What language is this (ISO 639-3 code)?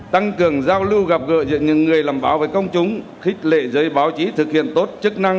vie